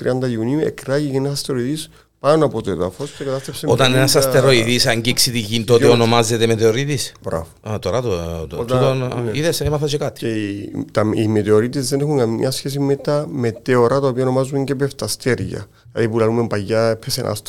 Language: Greek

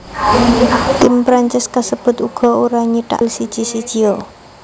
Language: Javanese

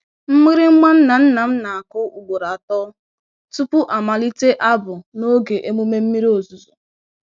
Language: Igbo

